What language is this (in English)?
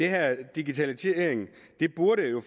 Danish